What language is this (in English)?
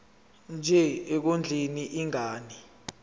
Zulu